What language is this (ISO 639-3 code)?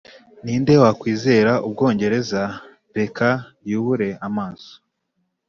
kin